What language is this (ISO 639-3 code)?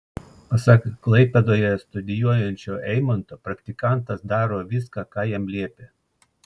lit